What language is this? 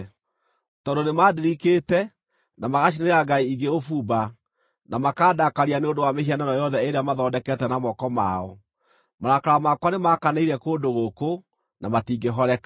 Kikuyu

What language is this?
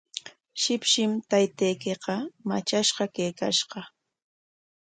Corongo Ancash Quechua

